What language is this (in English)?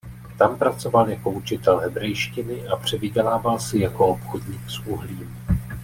Czech